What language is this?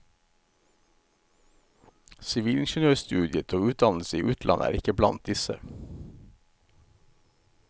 Norwegian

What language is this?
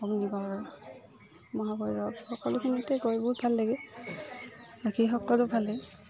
Assamese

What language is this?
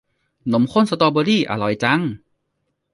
Thai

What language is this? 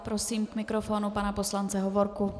Czech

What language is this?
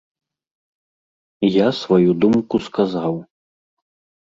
Belarusian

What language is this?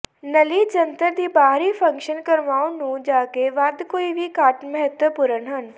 Punjabi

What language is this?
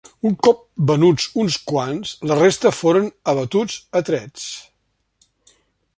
Catalan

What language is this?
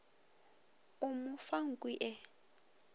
Northern Sotho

